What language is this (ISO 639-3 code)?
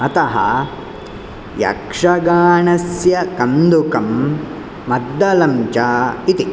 san